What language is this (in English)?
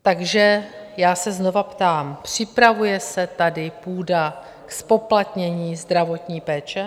Czech